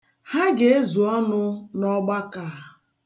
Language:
Igbo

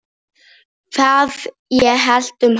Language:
Icelandic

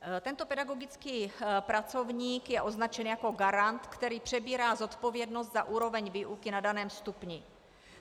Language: Czech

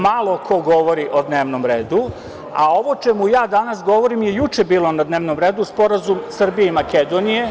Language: Serbian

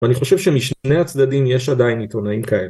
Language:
Hebrew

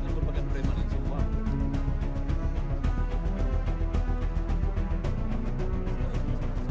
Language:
Indonesian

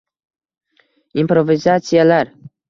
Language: Uzbek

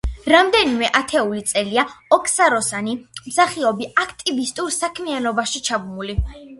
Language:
Georgian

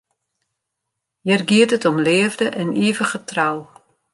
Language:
Western Frisian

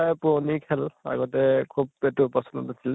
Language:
Assamese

